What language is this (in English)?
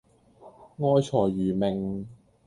Cantonese